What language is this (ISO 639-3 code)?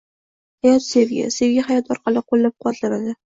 uzb